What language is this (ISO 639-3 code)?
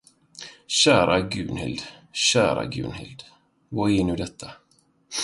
swe